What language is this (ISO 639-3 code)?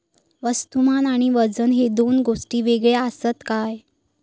mar